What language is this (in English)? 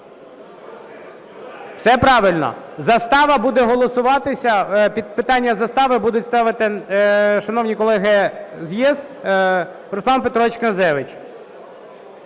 Ukrainian